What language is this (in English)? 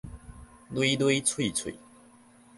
Min Nan Chinese